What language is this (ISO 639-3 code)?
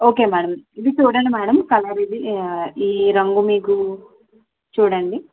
tel